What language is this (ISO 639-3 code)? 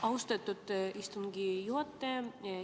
est